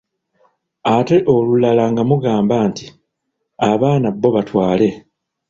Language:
Ganda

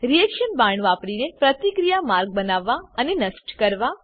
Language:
Gujarati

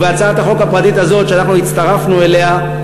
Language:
Hebrew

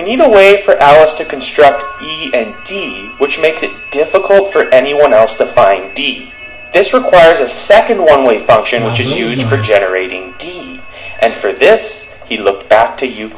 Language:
Portuguese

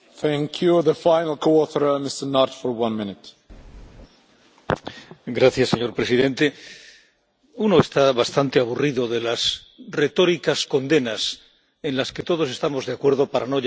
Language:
Spanish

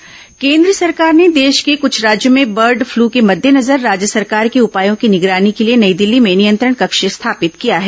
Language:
Hindi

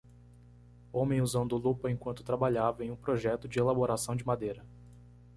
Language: Portuguese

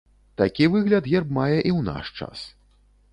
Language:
Belarusian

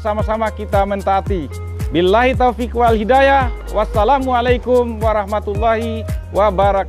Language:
Indonesian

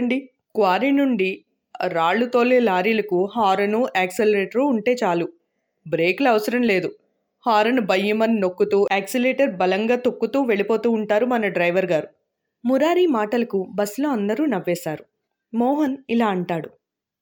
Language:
Telugu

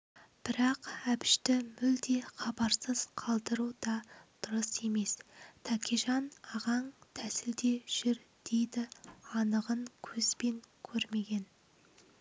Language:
Kazakh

